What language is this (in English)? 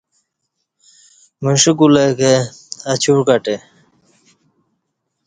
Kati